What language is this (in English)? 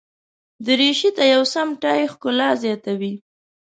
Pashto